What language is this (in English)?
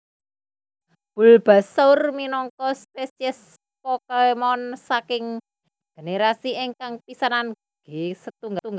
Javanese